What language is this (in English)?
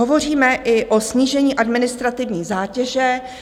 Czech